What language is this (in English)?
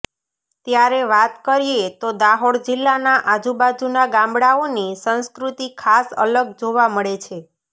Gujarati